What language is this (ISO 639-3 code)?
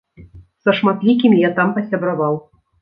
bel